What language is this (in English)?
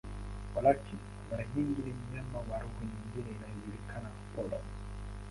Swahili